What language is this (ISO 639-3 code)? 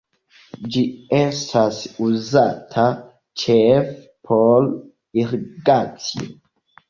epo